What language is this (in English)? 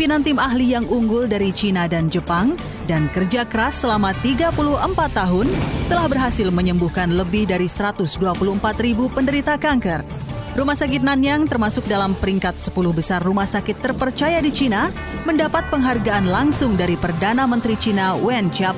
Indonesian